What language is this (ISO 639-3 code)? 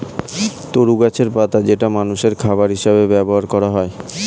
ben